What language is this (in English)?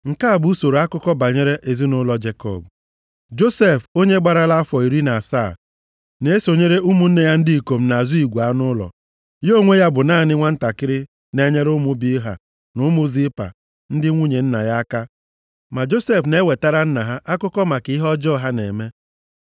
Igbo